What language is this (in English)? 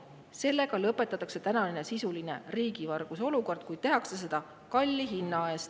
Estonian